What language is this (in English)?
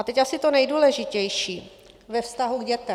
Czech